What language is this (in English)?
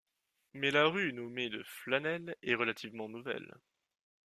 French